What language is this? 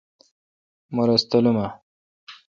Kalkoti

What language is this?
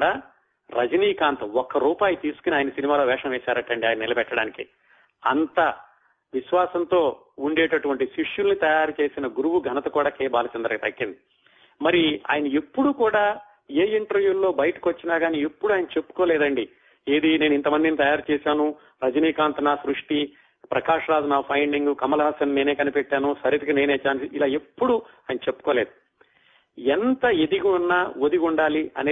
Telugu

